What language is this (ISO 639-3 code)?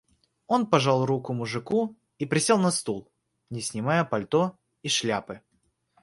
rus